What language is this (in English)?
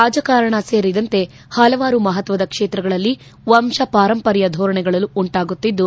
Kannada